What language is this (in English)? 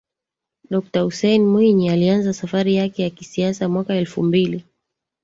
Swahili